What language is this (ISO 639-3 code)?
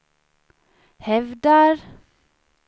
swe